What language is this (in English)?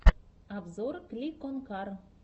Russian